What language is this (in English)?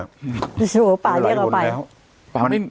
Thai